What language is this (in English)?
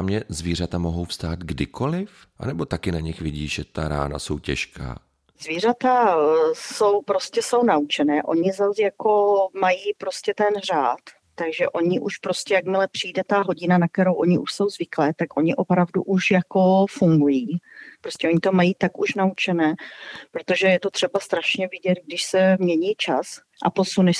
Czech